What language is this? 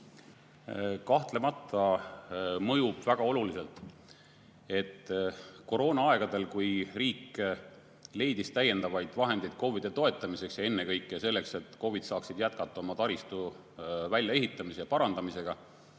Estonian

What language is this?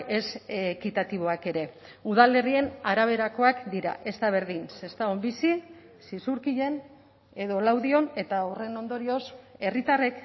Basque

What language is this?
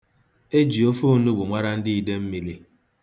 Igbo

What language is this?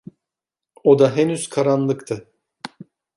Turkish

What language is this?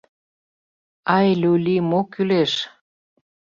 Mari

